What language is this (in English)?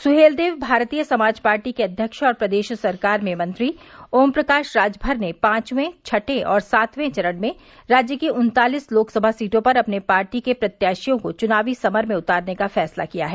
Hindi